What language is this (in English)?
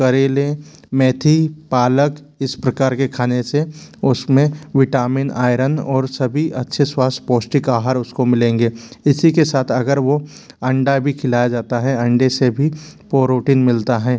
Hindi